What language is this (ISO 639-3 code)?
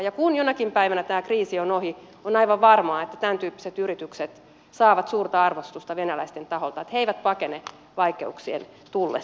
fin